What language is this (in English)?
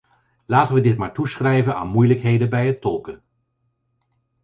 Dutch